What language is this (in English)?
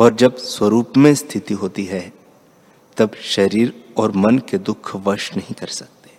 Hindi